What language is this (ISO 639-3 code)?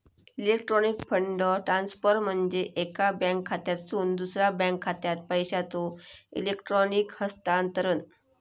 mar